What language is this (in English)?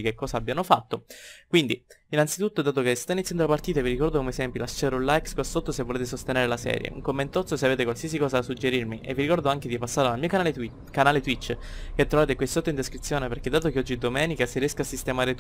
Italian